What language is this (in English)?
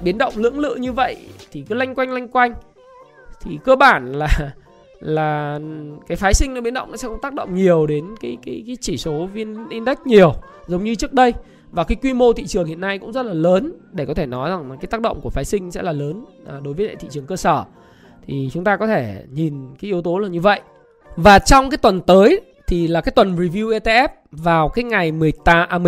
Vietnamese